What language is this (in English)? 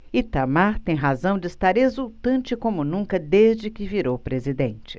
Portuguese